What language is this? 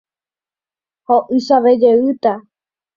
Guarani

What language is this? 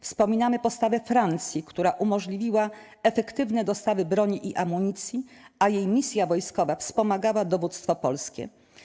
Polish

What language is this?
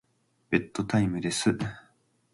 Japanese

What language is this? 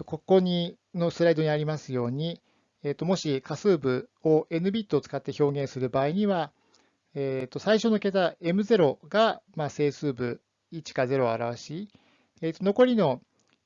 Japanese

